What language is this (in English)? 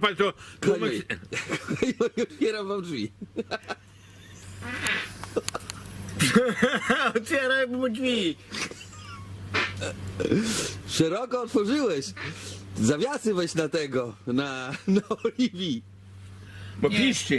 Polish